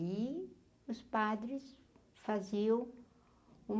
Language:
Portuguese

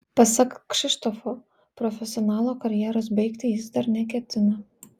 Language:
Lithuanian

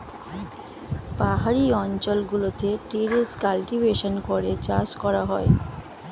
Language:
Bangla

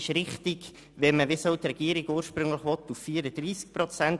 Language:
Swiss German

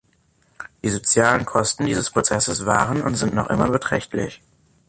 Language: German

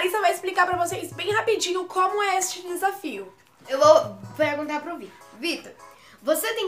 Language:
Portuguese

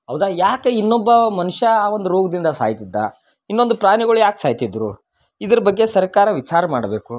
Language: Kannada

